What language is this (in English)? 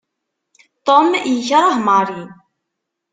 Kabyle